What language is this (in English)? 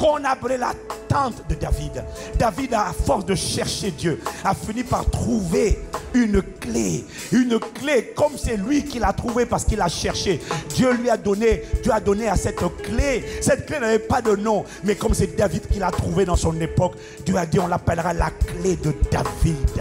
French